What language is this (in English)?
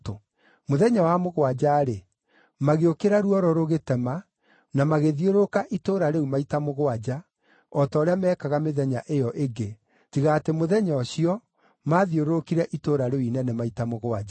Kikuyu